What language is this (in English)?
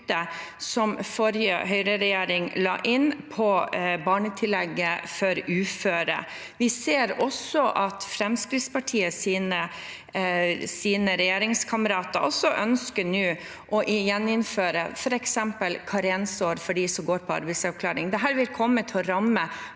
Norwegian